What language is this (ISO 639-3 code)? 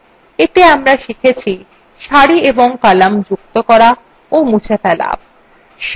ben